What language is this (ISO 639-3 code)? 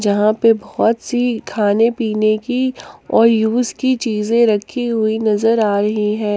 hin